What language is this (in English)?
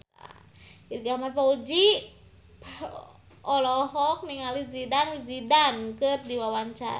Sundanese